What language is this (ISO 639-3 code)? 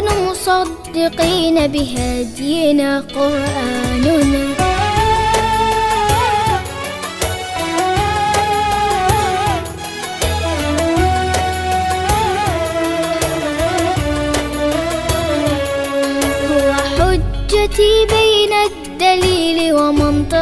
ara